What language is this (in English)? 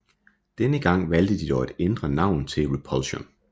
Danish